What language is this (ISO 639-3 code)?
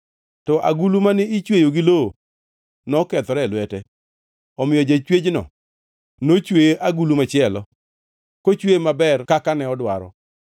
luo